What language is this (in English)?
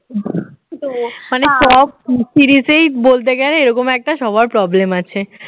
Bangla